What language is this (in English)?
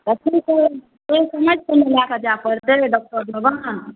Maithili